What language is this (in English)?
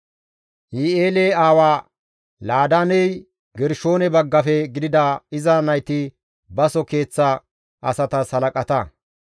Gamo